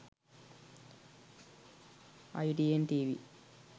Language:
Sinhala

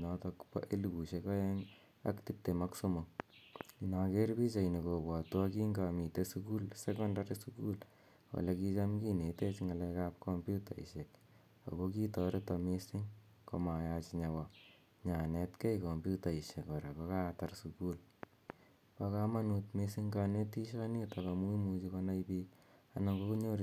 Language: Kalenjin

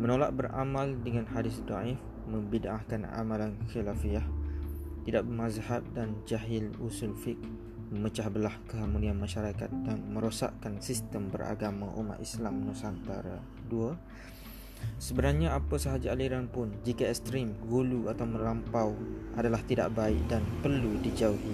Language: Malay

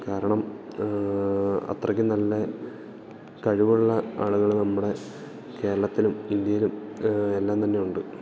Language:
Malayalam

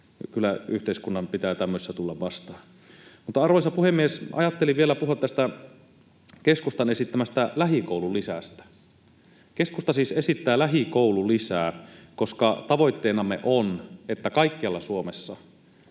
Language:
Finnish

